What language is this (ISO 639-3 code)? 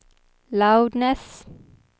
swe